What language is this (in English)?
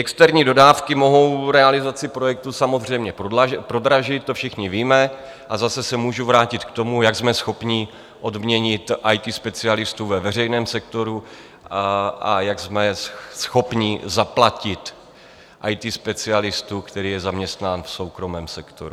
Czech